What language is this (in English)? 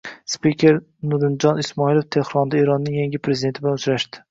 Uzbek